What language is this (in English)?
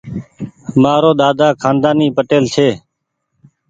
Goaria